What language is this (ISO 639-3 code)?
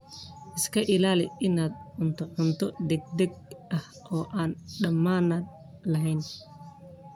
som